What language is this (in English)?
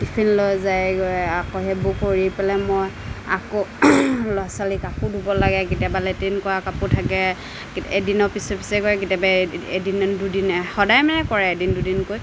Assamese